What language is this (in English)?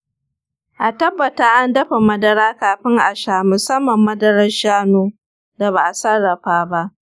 Hausa